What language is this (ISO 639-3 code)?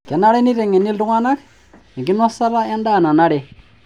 mas